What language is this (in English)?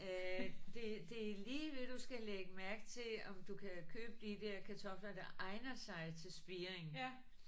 Danish